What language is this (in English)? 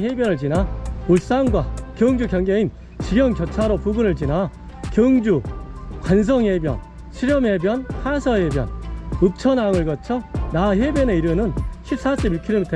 Korean